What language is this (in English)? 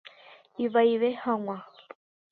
Guarani